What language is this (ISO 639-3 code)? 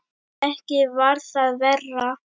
isl